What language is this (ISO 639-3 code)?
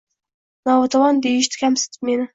uzb